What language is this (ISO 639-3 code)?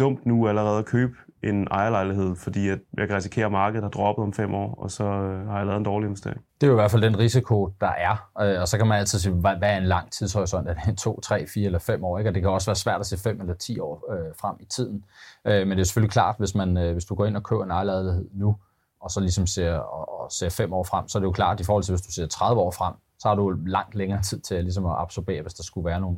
dan